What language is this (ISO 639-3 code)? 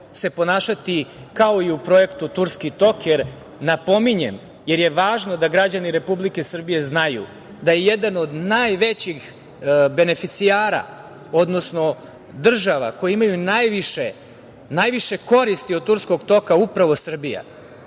srp